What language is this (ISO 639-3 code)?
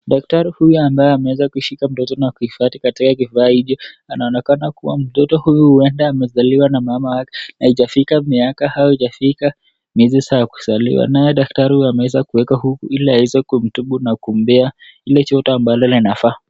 swa